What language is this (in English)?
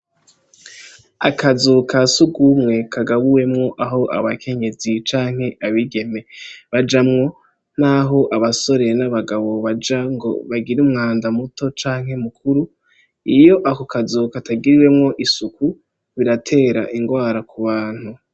Rundi